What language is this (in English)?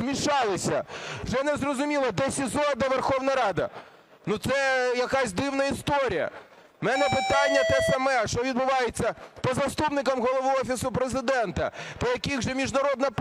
Ukrainian